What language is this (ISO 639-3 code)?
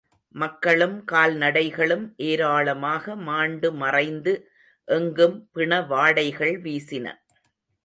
tam